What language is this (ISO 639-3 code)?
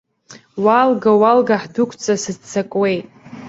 abk